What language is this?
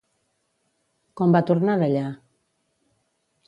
Catalan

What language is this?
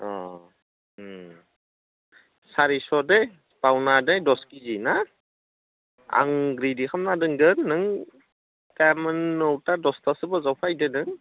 Bodo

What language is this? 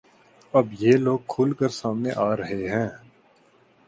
Urdu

